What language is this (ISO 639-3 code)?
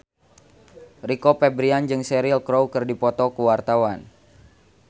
sun